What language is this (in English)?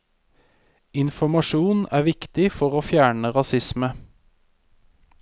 Norwegian